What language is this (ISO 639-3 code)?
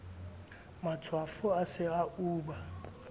sot